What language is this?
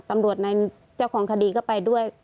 Thai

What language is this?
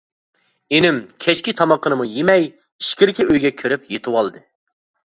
Uyghur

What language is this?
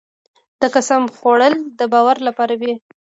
Pashto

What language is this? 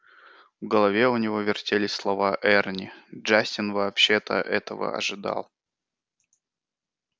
Russian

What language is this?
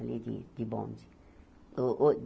Portuguese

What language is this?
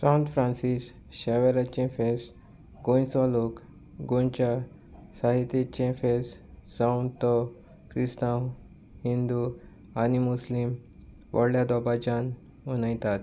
Konkani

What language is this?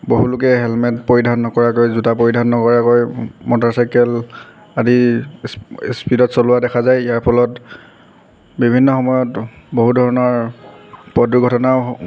Assamese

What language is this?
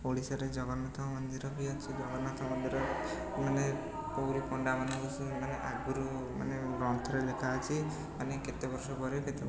Odia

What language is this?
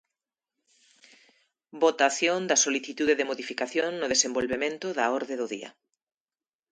Galician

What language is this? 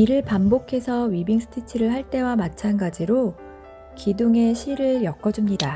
Korean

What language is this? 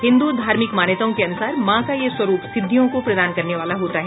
Hindi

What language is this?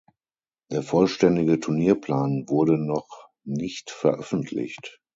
German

